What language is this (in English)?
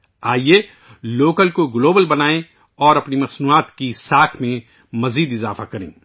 Urdu